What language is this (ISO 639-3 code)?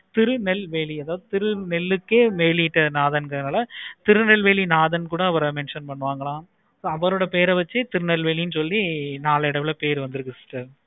tam